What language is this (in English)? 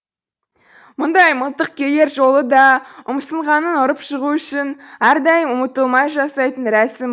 Kazakh